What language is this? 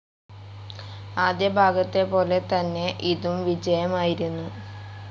Malayalam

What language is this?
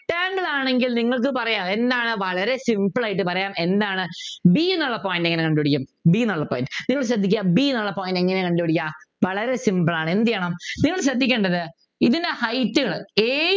Malayalam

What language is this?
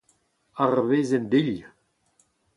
Breton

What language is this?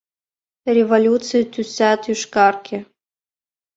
Mari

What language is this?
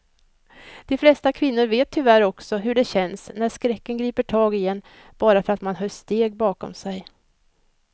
Swedish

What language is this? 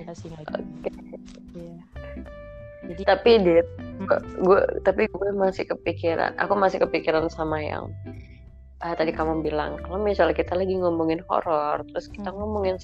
Indonesian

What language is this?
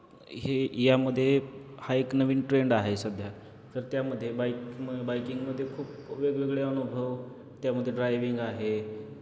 Marathi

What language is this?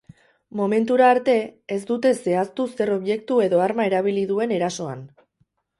Basque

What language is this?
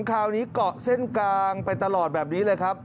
Thai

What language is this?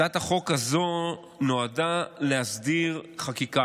Hebrew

